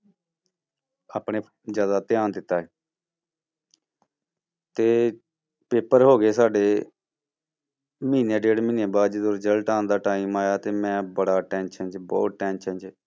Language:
Punjabi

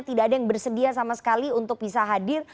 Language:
Indonesian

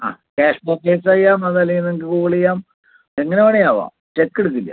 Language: Malayalam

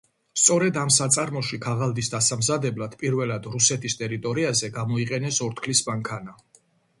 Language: Georgian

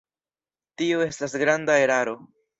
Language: Esperanto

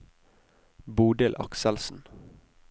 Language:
Norwegian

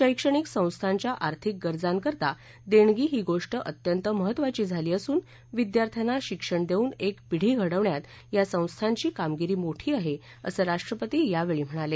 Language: Marathi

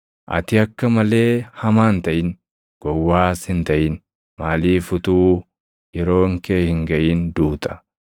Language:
Oromo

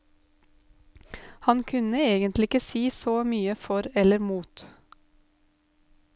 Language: Norwegian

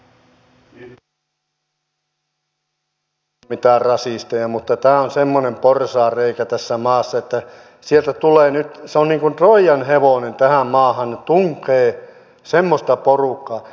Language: Finnish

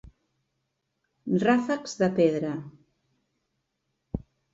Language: Catalan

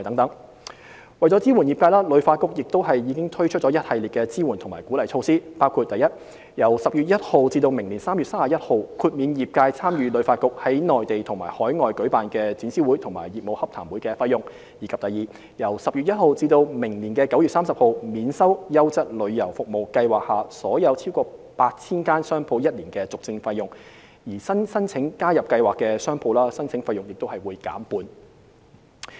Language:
Cantonese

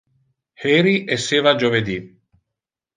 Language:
Interlingua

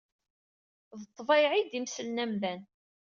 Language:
Kabyle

